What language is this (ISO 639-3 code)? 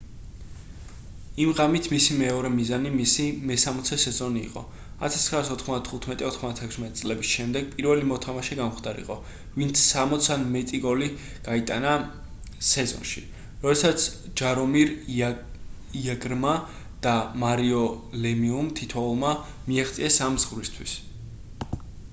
kat